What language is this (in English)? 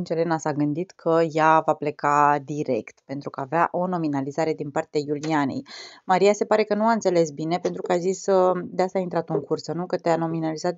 Romanian